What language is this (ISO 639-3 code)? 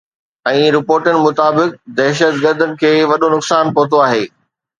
snd